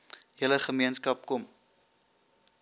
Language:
Afrikaans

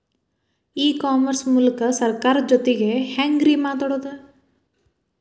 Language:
Kannada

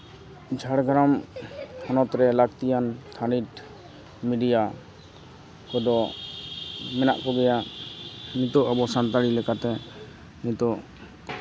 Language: Santali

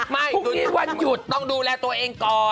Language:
Thai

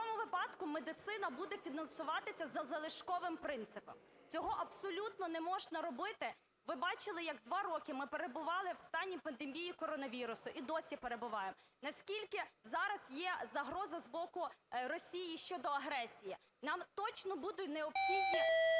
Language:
Ukrainian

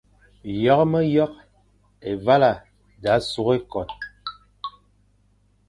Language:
Fang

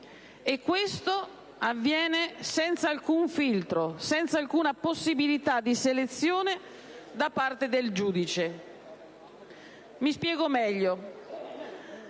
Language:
Italian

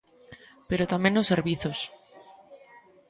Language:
Galician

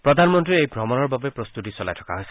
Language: Assamese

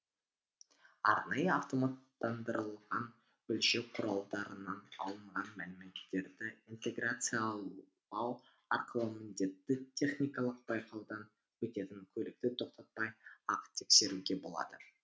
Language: Kazakh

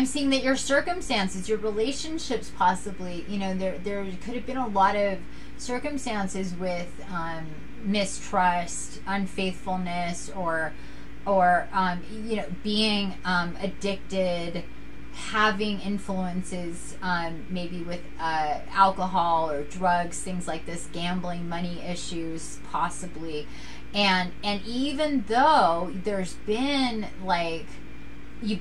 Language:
English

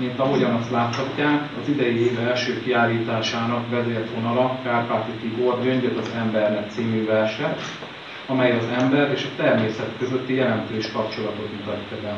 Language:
Hungarian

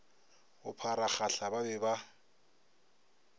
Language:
Northern Sotho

